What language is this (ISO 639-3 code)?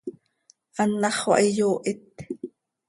sei